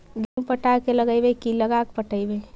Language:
Magahi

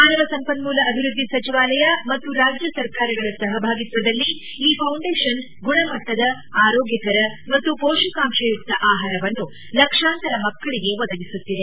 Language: Kannada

